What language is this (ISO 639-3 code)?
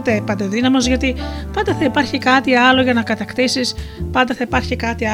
ell